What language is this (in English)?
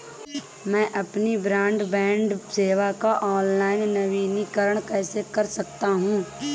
Hindi